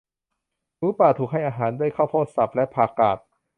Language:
Thai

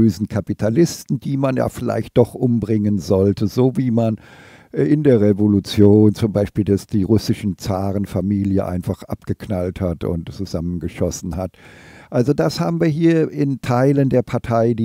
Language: German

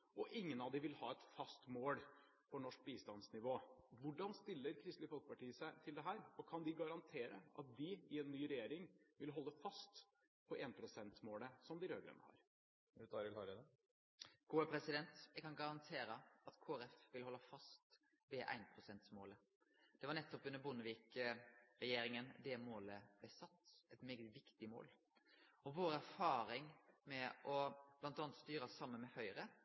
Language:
Norwegian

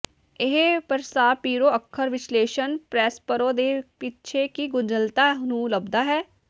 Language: Punjabi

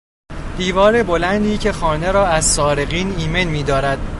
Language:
Persian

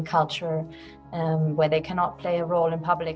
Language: Indonesian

